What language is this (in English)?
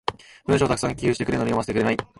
Japanese